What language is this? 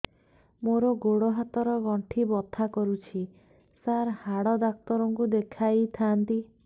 Odia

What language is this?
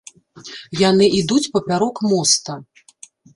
Belarusian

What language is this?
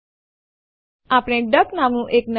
Gujarati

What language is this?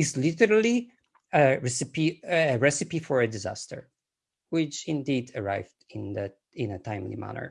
English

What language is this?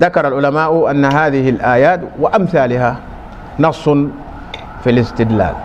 Arabic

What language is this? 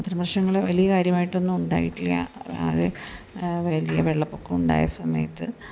Malayalam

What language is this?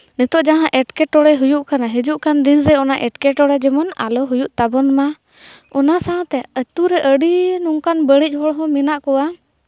Santali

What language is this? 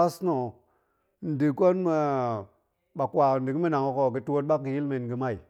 Goemai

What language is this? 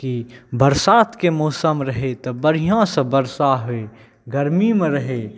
Maithili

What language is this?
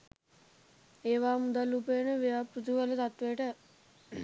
Sinhala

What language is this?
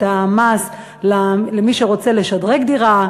Hebrew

